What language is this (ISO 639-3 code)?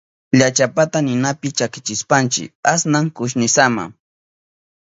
qup